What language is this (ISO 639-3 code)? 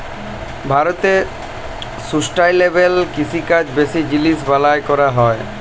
ben